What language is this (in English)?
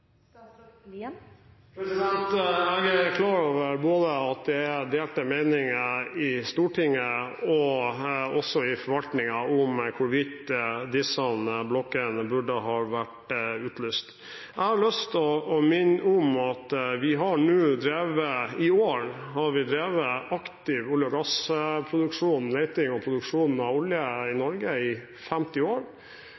Norwegian Bokmål